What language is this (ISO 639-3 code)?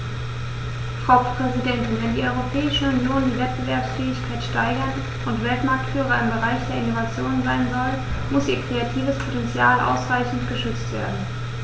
deu